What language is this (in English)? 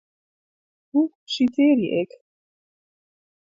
Western Frisian